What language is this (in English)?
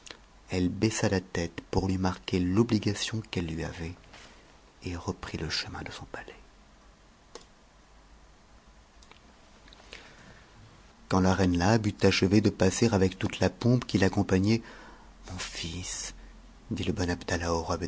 French